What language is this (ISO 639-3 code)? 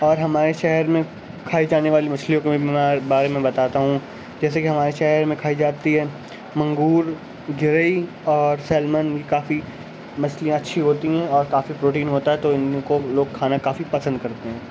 urd